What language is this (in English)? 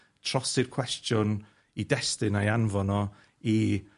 Welsh